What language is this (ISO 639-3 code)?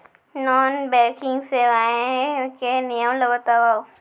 hne